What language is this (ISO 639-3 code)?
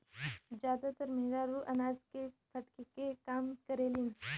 bho